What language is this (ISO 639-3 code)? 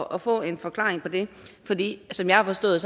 dan